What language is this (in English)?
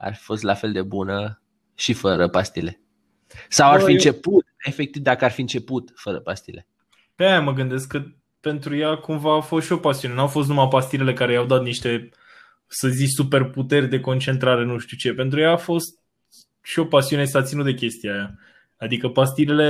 Romanian